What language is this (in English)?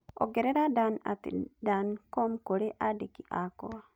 Kikuyu